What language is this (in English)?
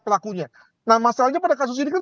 Indonesian